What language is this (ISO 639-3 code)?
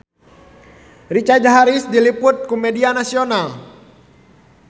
sun